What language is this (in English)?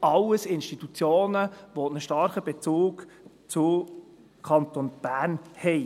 Swiss German